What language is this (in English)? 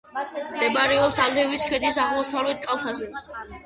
Georgian